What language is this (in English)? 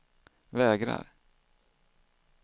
Swedish